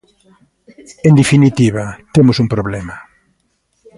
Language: Galician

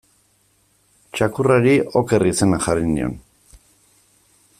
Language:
Basque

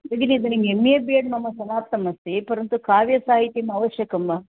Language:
Sanskrit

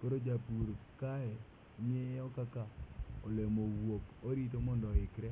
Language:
Luo (Kenya and Tanzania)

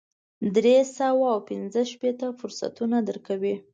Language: Pashto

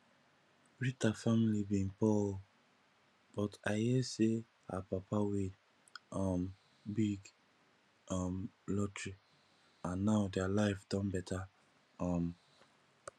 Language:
Nigerian Pidgin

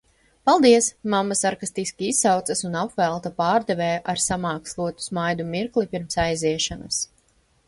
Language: Latvian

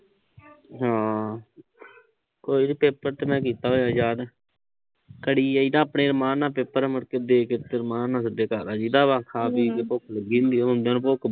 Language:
Punjabi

